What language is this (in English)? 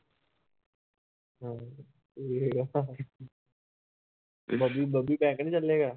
Punjabi